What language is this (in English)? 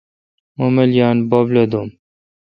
Kalkoti